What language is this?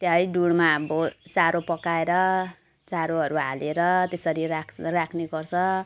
Nepali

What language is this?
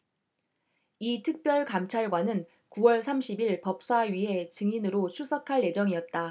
Korean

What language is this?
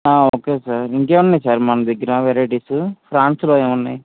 Telugu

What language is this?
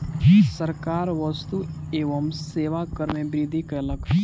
Maithili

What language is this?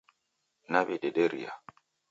Taita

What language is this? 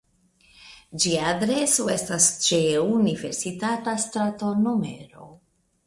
Esperanto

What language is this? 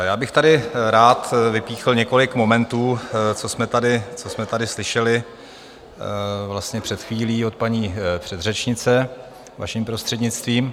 Czech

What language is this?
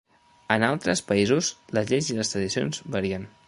Catalan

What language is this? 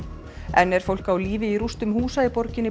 Icelandic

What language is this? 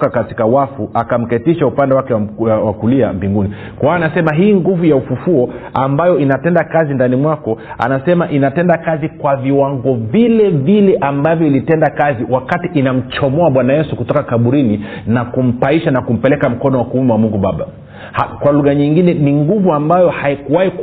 Swahili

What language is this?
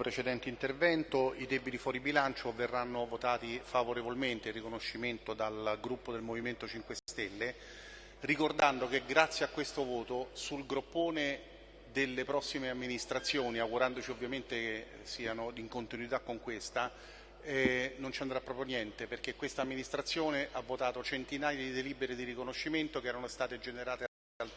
Italian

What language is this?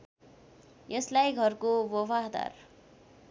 Nepali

